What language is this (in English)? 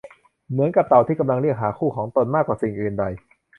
Thai